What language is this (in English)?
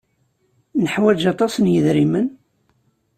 Kabyle